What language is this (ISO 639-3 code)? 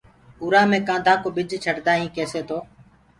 ggg